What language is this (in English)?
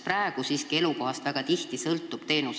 Estonian